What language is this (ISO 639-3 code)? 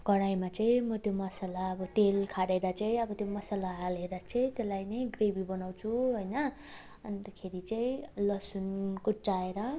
nep